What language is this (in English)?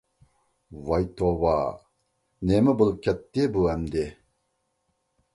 Uyghur